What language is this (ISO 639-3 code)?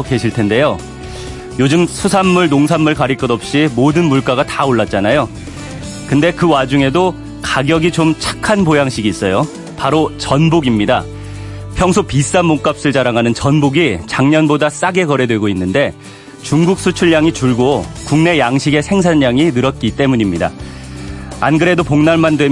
kor